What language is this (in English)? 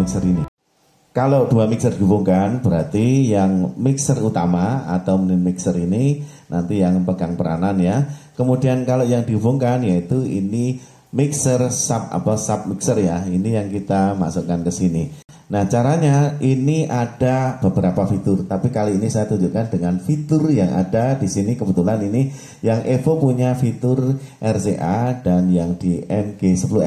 Indonesian